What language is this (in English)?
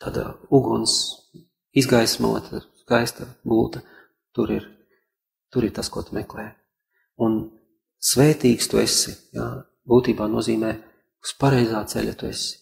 Latvian